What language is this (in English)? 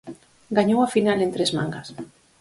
Galician